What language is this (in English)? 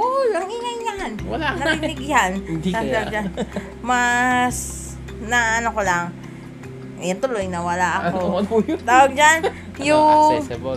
Filipino